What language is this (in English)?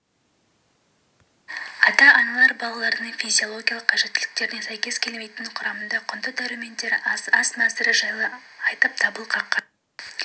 Kazakh